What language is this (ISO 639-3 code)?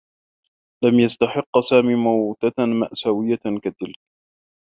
ara